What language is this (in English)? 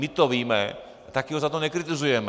Czech